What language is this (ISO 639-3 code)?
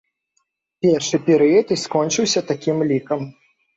bel